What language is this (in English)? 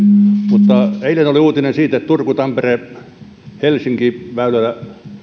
Finnish